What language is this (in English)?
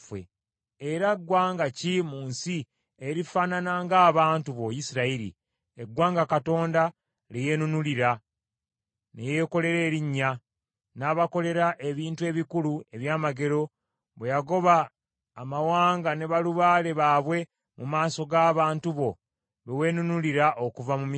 Ganda